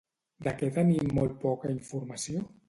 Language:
Catalan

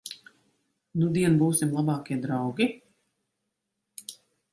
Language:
Latvian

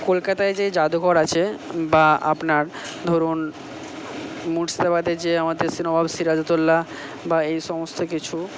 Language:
Bangla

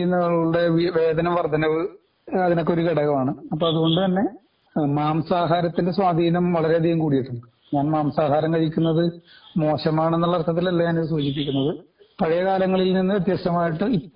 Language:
Malayalam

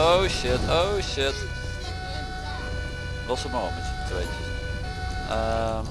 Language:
Dutch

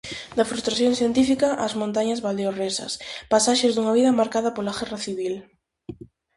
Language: Galician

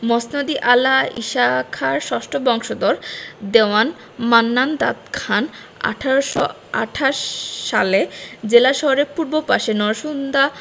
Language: Bangla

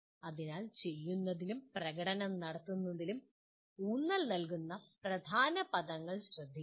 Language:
Malayalam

